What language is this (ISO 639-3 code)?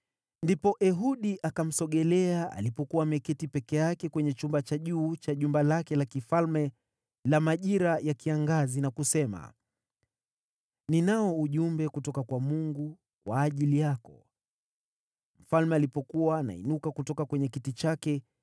swa